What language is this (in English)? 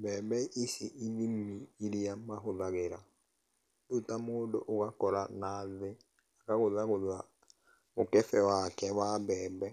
Kikuyu